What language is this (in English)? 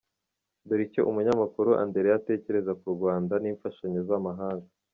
Kinyarwanda